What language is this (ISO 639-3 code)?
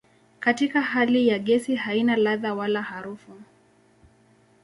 swa